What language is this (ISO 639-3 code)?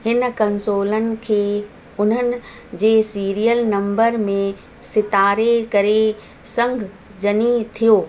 snd